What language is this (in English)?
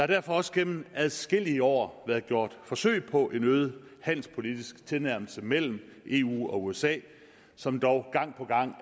Danish